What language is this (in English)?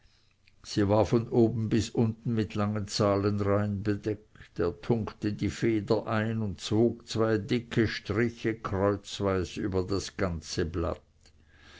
German